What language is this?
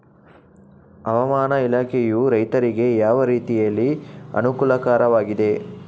Kannada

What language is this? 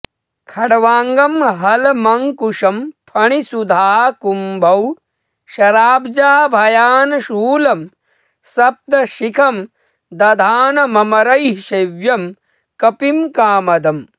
Sanskrit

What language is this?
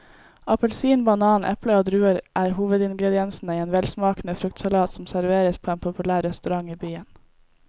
Norwegian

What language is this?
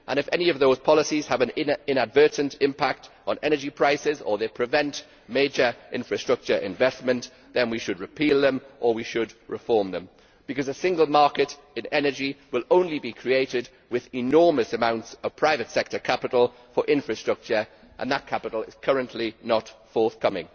English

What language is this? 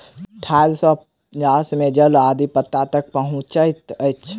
Maithili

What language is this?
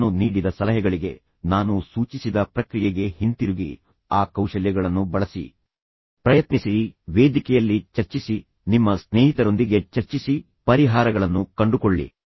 Kannada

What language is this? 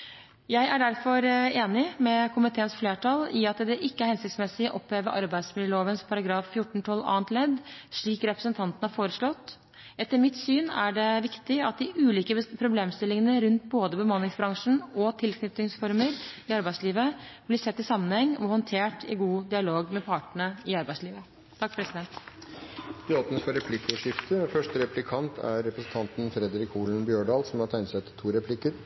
Norwegian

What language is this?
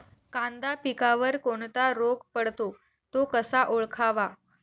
Marathi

